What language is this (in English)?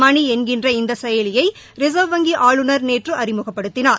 Tamil